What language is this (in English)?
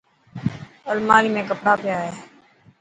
Dhatki